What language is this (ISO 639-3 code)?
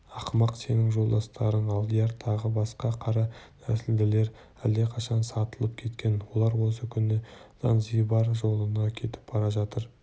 kaz